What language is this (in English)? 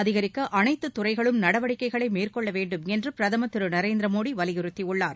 Tamil